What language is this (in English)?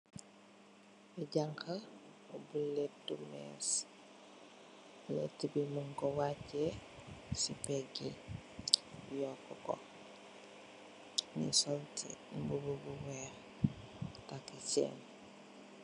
Wolof